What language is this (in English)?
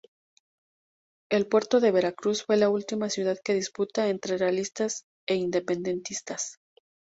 Spanish